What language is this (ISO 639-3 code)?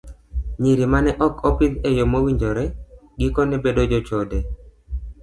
luo